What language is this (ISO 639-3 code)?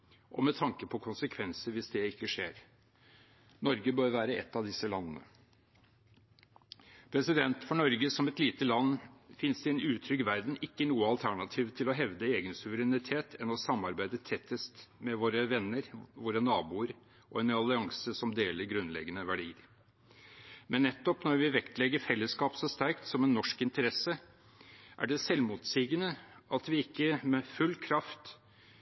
nob